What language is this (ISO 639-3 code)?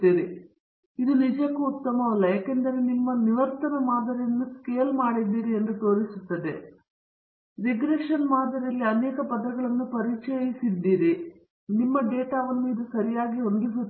kan